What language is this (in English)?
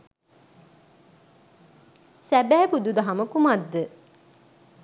Sinhala